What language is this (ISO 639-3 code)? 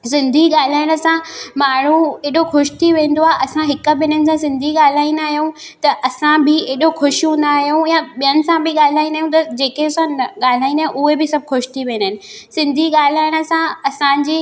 snd